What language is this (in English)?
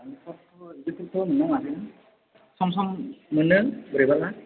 Bodo